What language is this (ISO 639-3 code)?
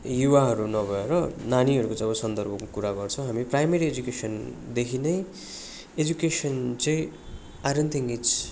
nep